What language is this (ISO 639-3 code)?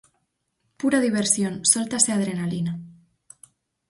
glg